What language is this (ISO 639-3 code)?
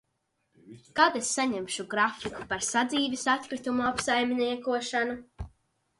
lav